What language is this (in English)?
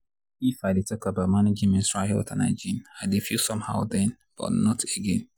Nigerian Pidgin